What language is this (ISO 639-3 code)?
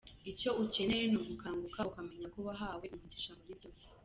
kin